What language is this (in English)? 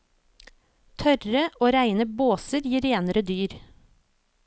Norwegian